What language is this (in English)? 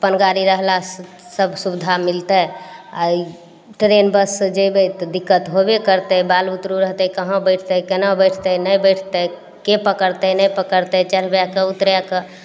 Maithili